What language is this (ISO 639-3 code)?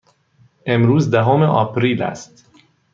fas